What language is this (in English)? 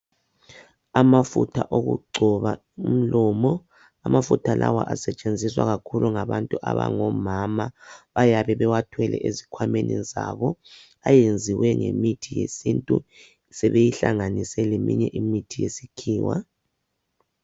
North Ndebele